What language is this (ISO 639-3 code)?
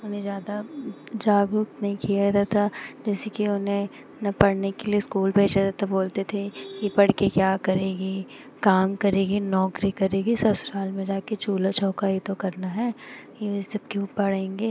hin